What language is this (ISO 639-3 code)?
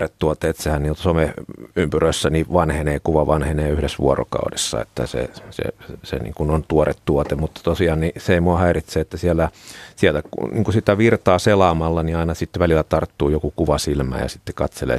fin